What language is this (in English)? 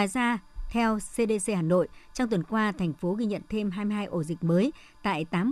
Vietnamese